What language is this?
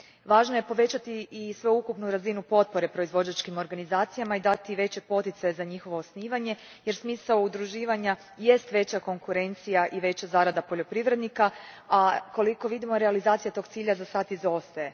Croatian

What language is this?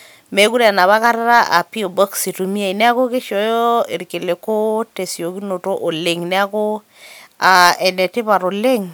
Masai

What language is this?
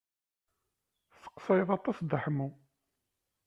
Kabyle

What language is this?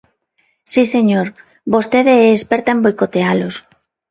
Galician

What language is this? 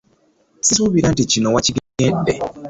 Ganda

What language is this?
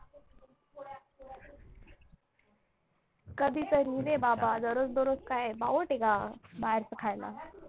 Marathi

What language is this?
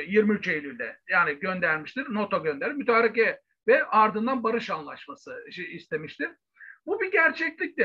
Turkish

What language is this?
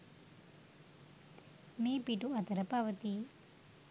Sinhala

